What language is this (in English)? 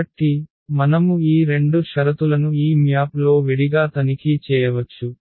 Telugu